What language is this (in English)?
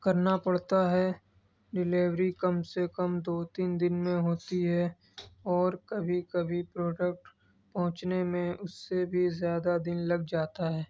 Urdu